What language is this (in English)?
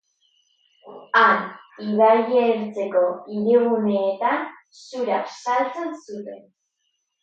Basque